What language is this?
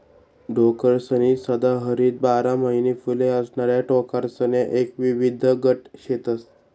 Marathi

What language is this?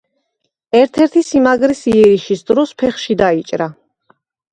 Georgian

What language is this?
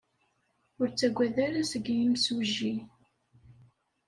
Kabyle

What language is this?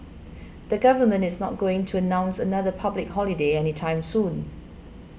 English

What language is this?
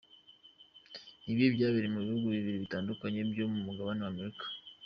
Kinyarwanda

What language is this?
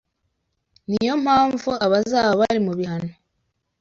Kinyarwanda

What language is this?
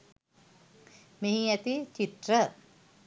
Sinhala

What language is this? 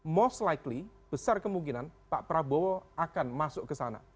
Indonesian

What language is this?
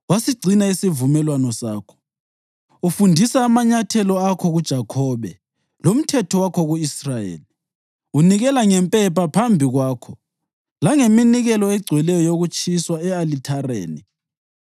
North Ndebele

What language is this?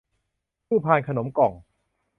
Thai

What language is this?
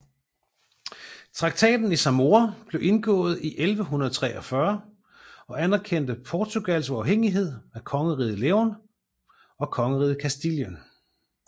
Danish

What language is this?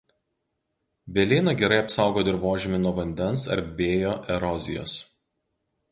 Lithuanian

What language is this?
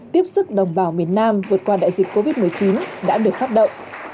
Vietnamese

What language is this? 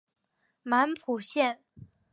Chinese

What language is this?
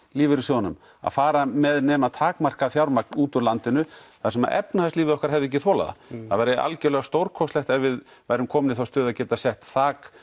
Icelandic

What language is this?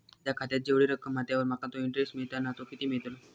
Marathi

